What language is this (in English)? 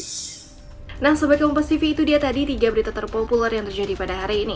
Indonesian